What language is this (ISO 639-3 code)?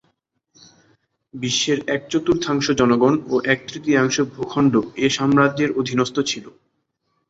ben